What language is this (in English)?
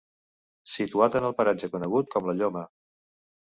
Catalan